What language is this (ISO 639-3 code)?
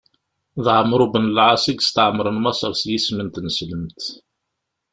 kab